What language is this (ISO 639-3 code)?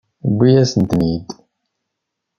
kab